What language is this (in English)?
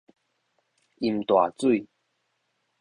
Min Nan Chinese